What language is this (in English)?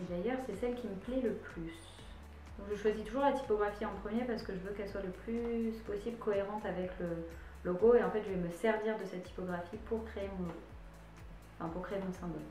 French